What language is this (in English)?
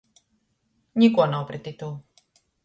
Latgalian